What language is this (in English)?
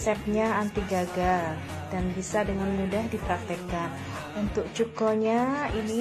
Indonesian